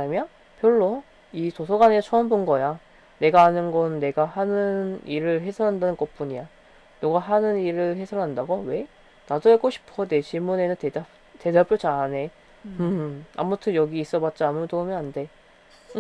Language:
Korean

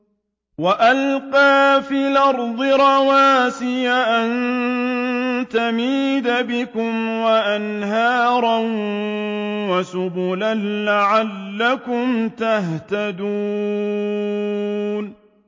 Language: Arabic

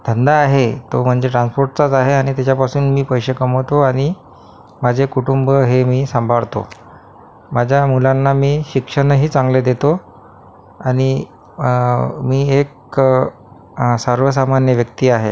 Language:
Marathi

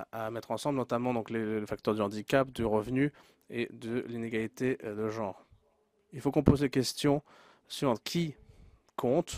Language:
French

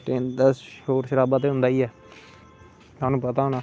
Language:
Dogri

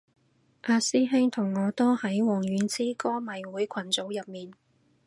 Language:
Cantonese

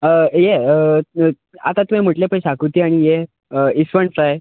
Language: Konkani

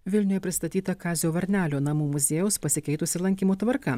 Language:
Lithuanian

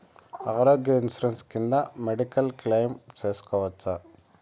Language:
Telugu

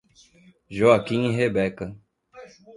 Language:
Portuguese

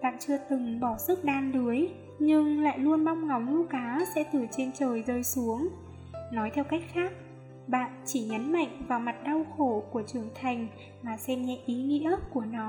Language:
Vietnamese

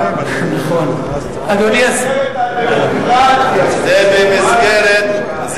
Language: Hebrew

